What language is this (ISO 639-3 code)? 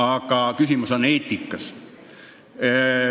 est